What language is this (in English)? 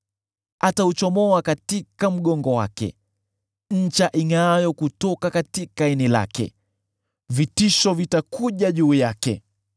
Swahili